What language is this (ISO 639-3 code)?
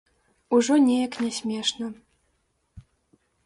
bel